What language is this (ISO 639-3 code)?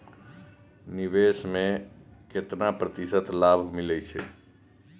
mai